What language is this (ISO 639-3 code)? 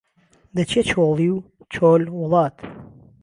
ckb